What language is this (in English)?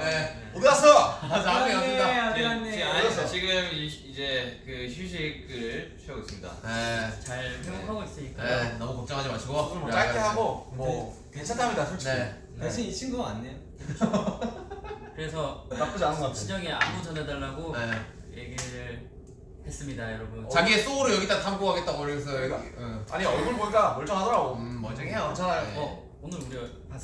Korean